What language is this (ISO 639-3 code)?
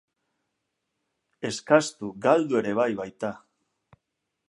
eus